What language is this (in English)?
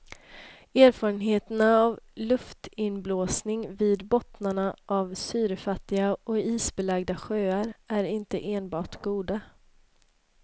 Swedish